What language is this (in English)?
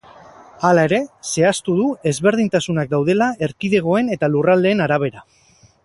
Basque